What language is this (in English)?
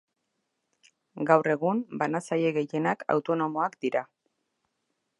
Basque